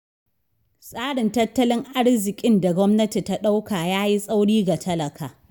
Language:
Hausa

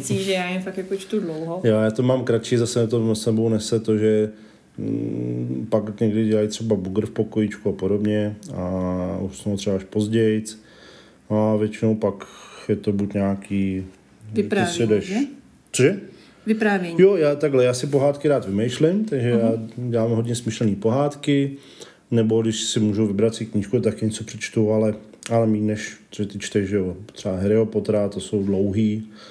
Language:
Czech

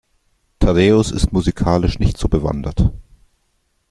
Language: German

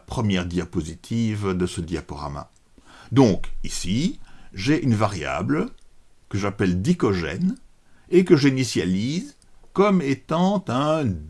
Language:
French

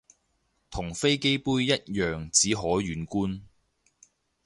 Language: Cantonese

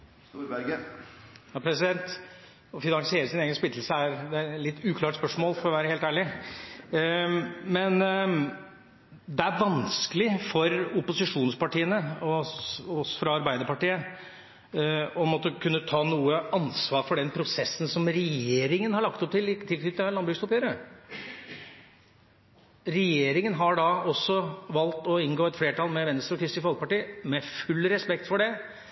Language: Norwegian Bokmål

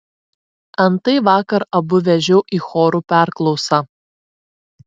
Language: Lithuanian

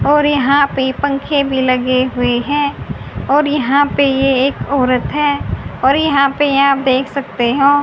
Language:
Hindi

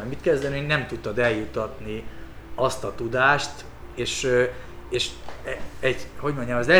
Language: Hungarian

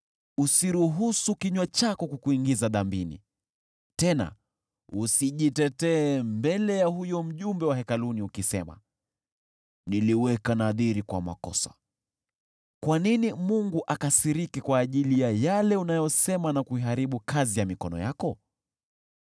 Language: Swahili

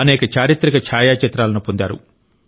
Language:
Telugu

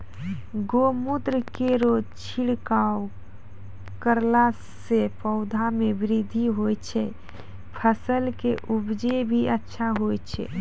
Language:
Maithili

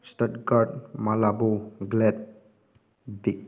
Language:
Manipuri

